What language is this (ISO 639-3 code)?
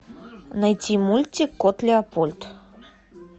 rus